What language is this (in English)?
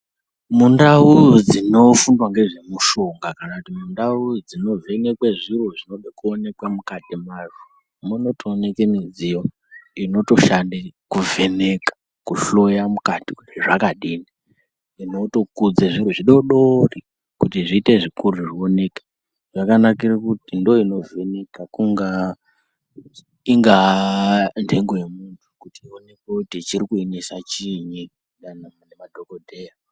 Ndau